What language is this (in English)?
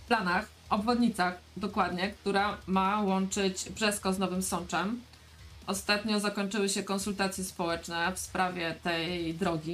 Polish